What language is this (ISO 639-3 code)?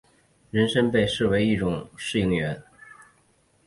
zho